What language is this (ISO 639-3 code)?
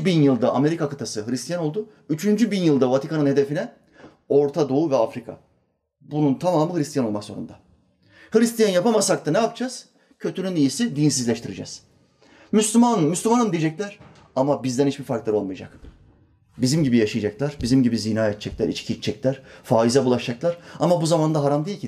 tur